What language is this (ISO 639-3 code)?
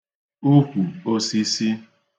ibo